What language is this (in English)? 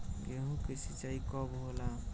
Bhojpuri